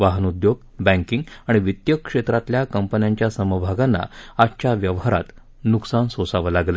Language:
Marathi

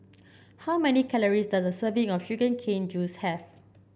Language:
English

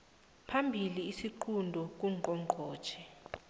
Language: South Ndebele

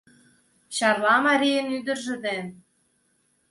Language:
Mari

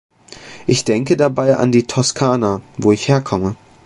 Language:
German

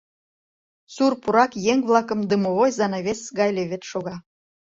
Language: Mari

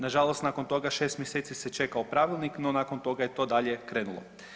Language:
Croatian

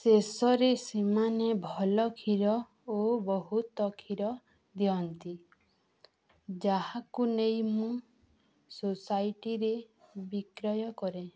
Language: Odia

